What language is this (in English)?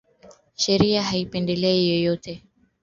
Swahili